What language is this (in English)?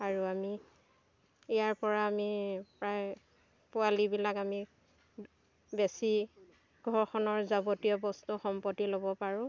Assamese